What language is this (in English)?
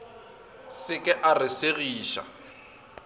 Northern Sotho